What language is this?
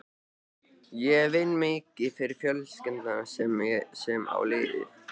Icelandic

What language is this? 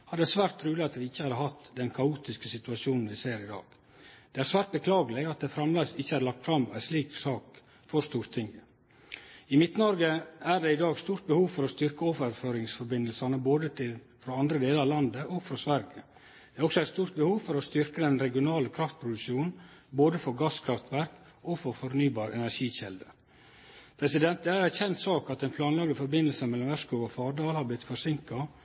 Norwegian Nynorsk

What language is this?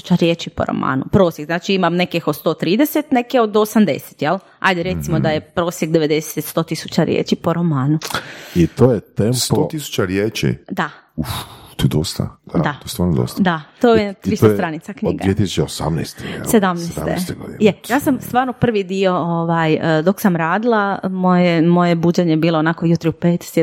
Croatian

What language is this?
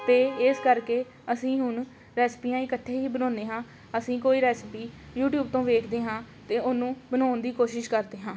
Punjabi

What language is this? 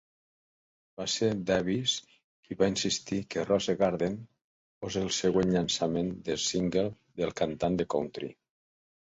Catalan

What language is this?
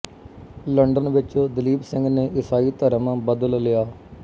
Punjabi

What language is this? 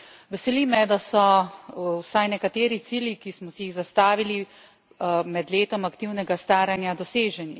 Slovenian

